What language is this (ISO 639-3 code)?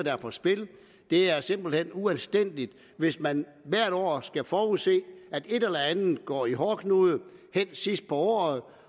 dan